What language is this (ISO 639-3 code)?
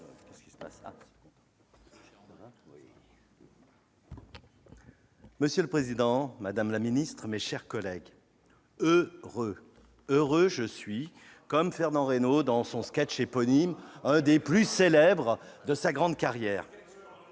fra